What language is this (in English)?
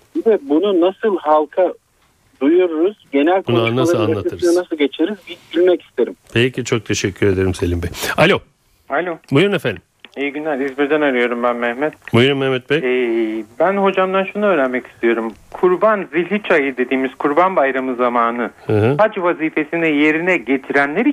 Turkish